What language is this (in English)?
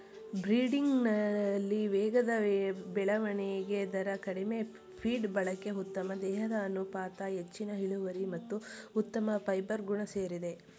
Kannada